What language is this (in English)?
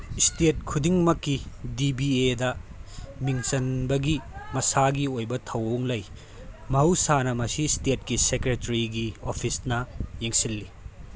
Manipuri